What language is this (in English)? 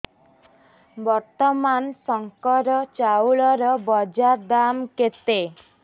Odia